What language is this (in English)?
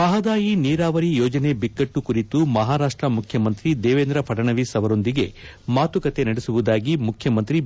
Kannada